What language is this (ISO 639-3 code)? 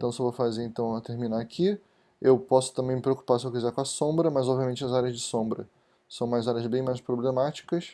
por